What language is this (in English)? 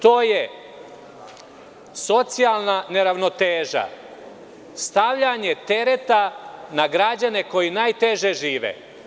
Serbian